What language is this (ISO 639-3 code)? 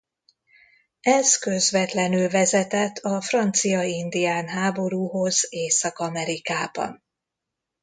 hun